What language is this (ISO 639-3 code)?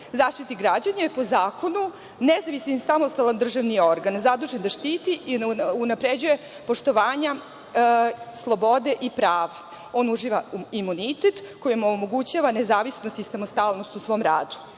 srp